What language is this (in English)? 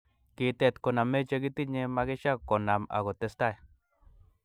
Kalenjin